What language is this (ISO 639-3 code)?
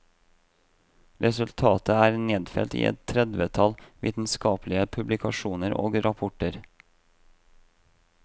nor